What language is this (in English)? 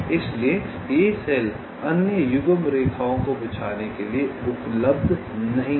Hindi